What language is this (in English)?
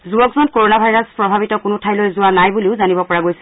Assamese